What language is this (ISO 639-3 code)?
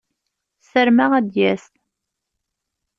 kab